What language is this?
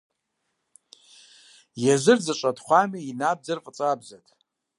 Kabardian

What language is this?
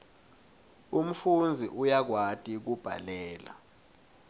Swati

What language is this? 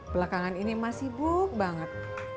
Indonesian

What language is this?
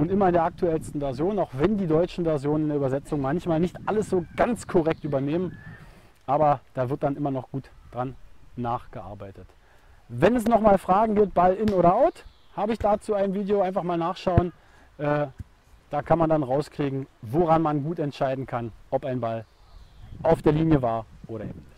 German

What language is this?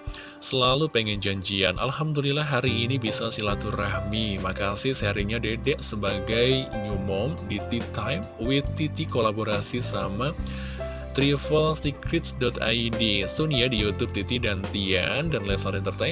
Indonesian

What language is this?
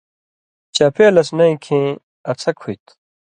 Indus Kohistani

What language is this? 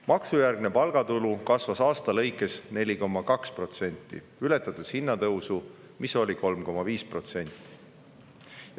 Estonian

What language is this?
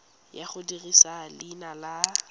Tswana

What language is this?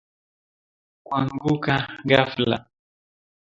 Swahili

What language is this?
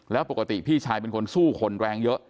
Thai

